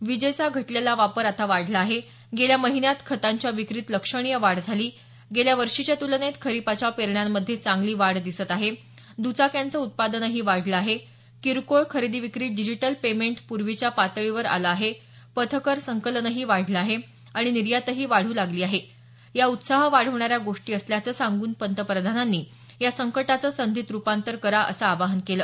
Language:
Marathi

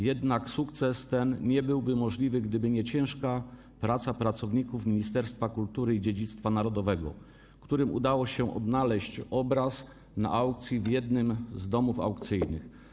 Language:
Polish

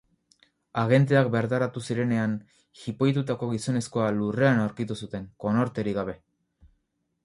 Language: Basque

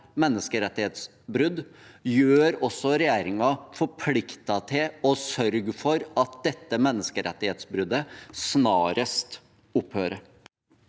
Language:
Norwegian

